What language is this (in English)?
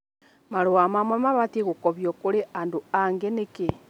Kikuyu